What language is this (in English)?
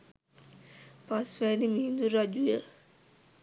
Sinhala